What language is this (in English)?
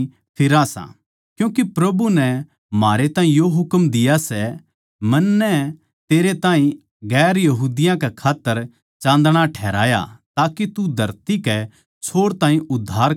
Haryanvi